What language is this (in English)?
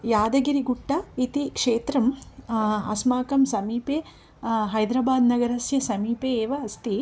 Sanskrit